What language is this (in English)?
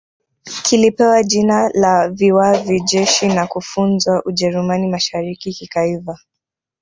Swahili